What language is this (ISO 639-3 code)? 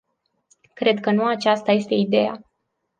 ron